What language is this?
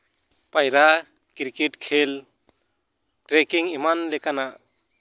Santali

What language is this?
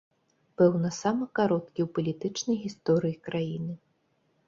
Belarusian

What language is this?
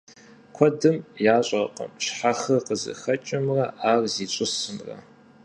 Kabardian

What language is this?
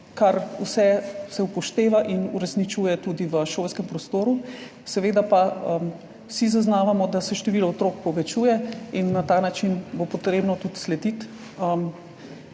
Slovenian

